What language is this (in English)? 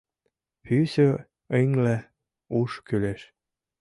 Mari